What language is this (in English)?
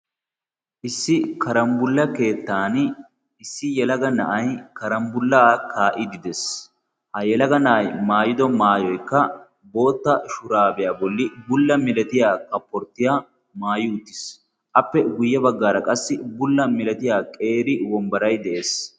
Wolaytta